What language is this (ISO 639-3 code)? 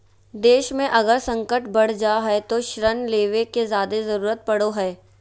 mag